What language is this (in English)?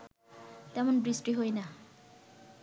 Bangla